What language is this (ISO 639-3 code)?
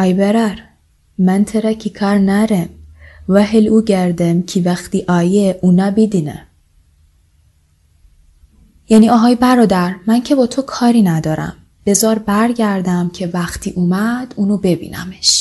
fas